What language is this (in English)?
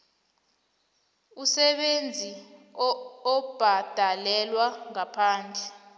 South Ndebele